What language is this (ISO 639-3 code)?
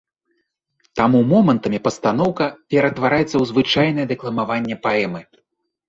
bel